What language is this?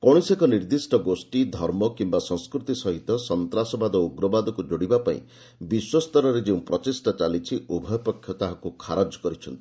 Odia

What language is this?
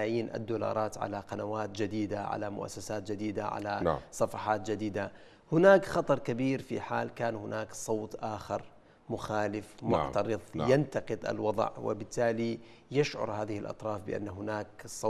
Arabic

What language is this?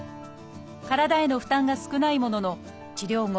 Japanese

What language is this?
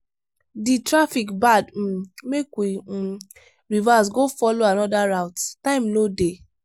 Nigerian Pidgin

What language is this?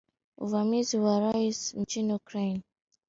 Swahili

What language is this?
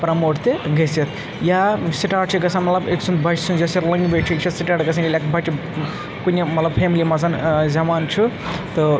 Kashmiri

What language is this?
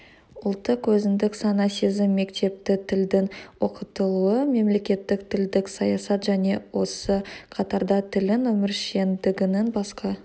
Kazakh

